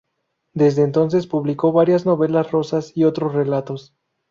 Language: Spanish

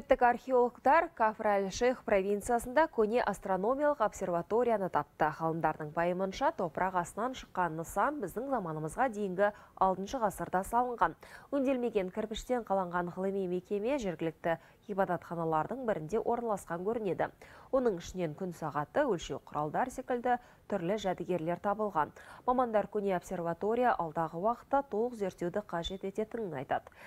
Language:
Russian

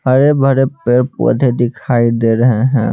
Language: Hindi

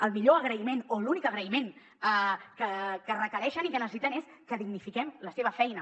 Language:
Catalan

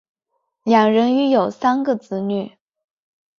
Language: Chinese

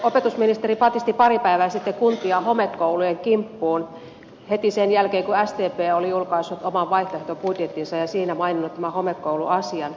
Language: Finnish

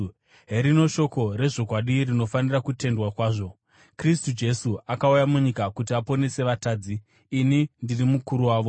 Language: Shona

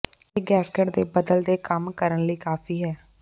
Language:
Punjabi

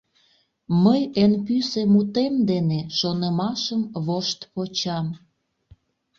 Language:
Mari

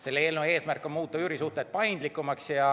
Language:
Estonian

